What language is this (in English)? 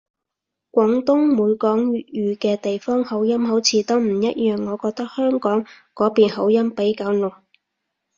Cantonese